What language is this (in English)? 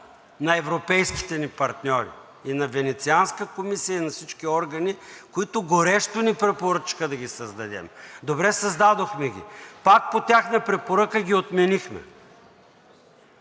Bulgarian